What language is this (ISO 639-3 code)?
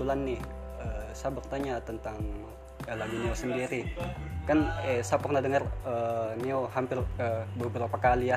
ind